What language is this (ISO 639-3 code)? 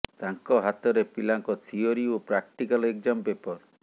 ori